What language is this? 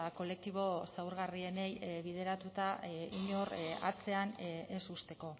Basque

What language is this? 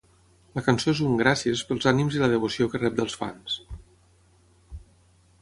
Catalan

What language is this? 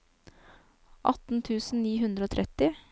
Norwegian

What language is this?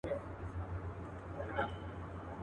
Pashto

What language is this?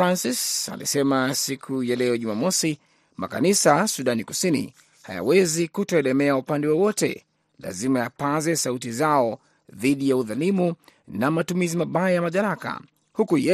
Swahili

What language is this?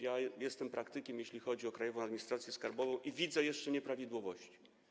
Polish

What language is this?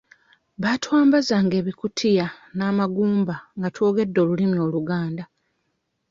Ganda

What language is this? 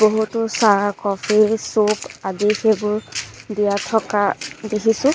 Assamese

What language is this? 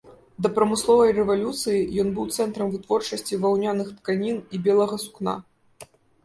Belarusian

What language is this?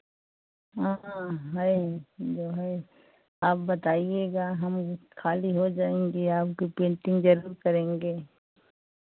Hindi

